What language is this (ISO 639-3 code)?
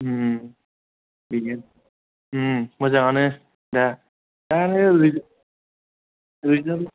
brx